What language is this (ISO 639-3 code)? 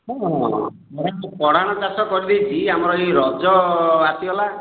ori